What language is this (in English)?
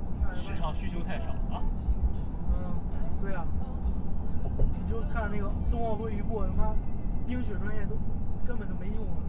Chinese